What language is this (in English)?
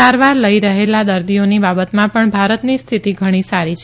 Gujarati